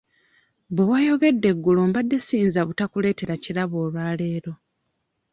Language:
Ganda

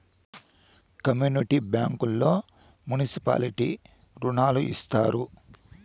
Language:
Telugu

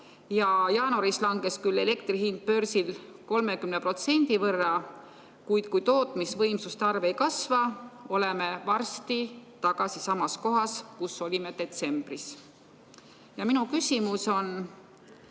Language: Estonian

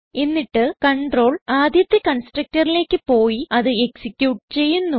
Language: Malayalam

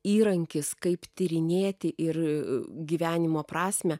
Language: Lithuanian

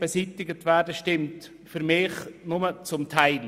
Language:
Swiss German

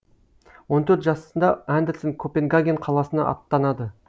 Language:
Kazakh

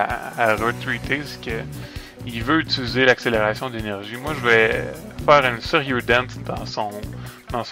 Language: French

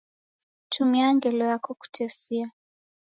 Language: Taita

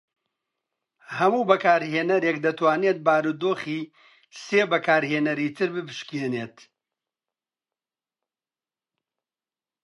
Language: Central Kurdish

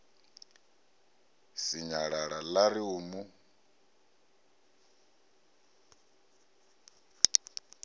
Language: Venda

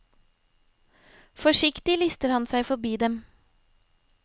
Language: Norwegian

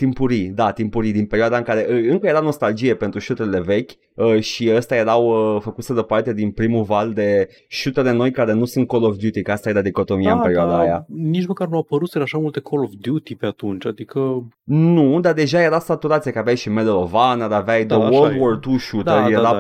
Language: Romanian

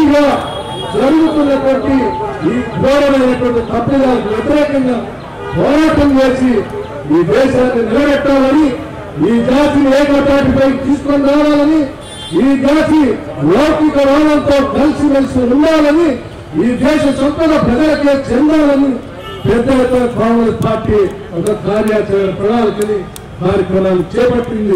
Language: Romanian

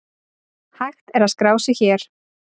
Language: Icelandic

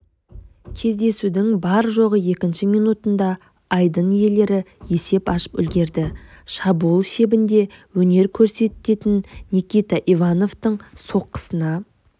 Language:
Kazakh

